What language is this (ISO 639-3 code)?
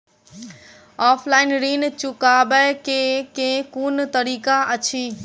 mai